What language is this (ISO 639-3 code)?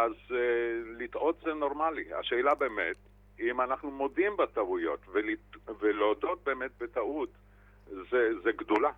heb